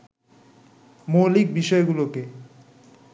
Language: Bangla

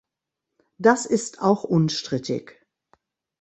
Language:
German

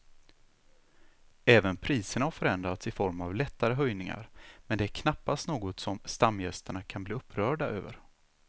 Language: Swedish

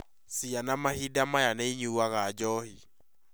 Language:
Kikuyu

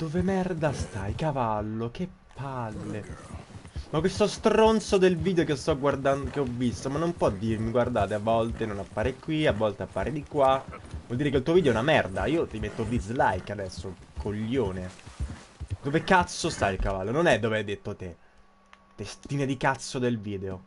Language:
Italian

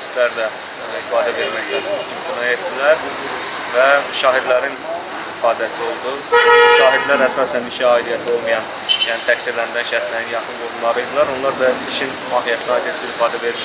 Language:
Turkish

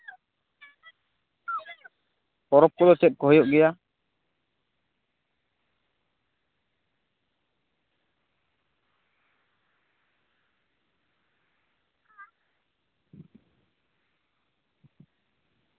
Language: Santali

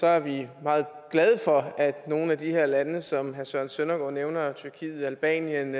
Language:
Danish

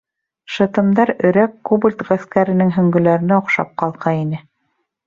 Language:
Bashkir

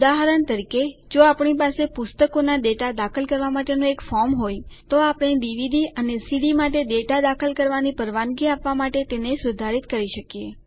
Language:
Gujarati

